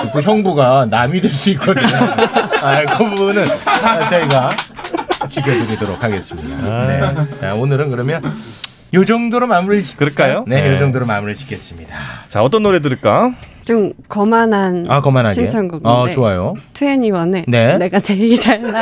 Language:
Korean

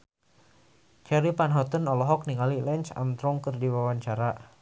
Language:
Sundanese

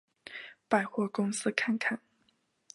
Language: Chinese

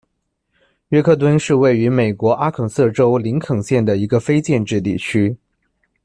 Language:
Chinese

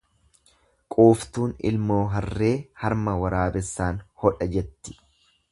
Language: Oromo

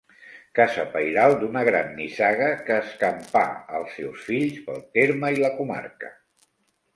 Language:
Catalan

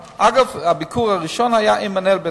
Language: Hebrew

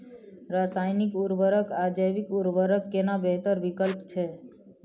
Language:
Maithili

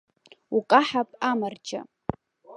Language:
Abkhazian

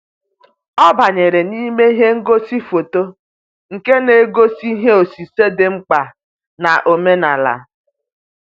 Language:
Igbo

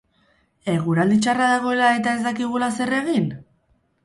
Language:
Basque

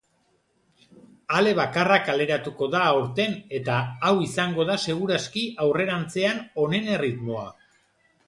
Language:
Basque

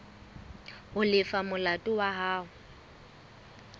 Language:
Southern Sotho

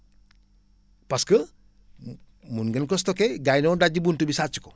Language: Wolof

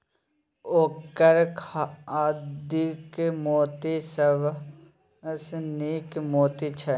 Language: Maithili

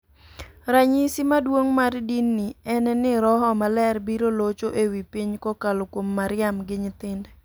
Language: Luo (Kenya and Tanzania)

